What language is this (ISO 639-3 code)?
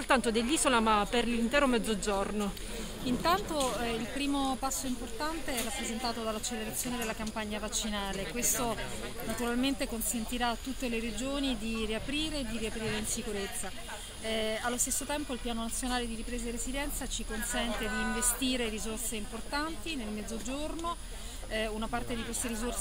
ita